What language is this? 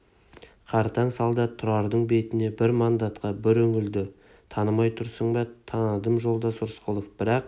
Kazakh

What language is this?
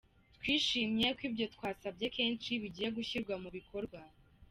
Kinyarwanda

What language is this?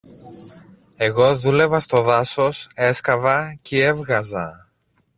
Greek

